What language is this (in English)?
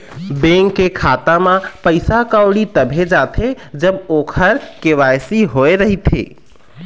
Chhattisgarhi